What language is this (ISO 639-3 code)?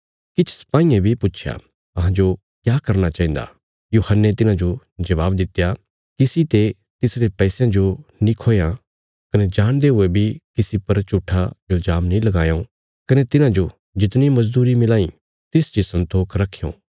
kfs